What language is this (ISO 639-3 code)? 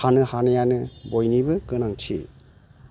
brx